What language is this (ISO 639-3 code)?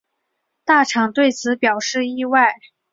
zho